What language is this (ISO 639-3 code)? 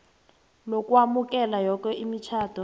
nbl